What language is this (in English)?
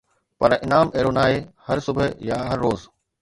Sindhi